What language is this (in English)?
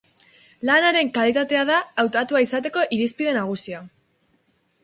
Basque